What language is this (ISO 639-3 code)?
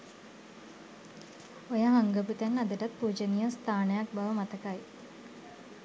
sin